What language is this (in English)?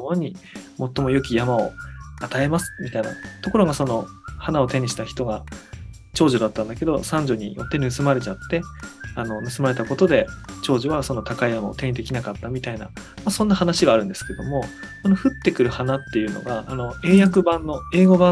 Japanese